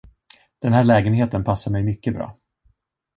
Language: Swedish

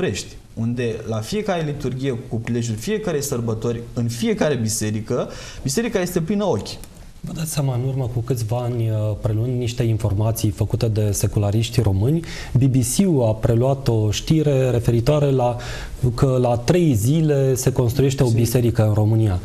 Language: Romanian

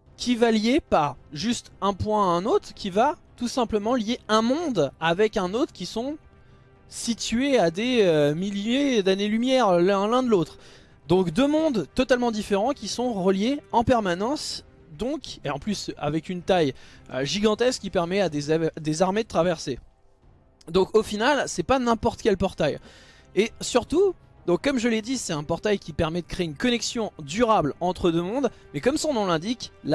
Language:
French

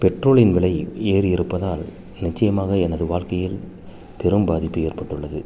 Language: Tamil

